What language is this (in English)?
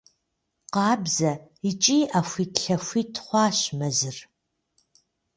Kabardian